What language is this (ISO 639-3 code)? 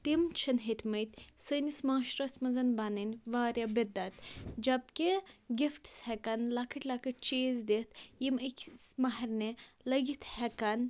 kas